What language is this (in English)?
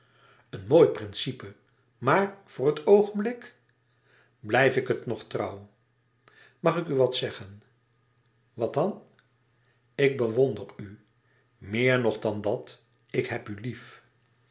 Dutch